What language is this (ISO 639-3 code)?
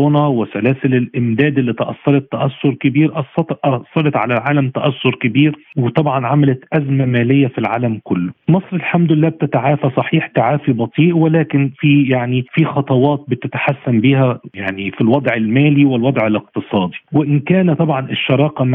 ara